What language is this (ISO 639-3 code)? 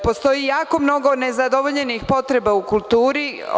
srp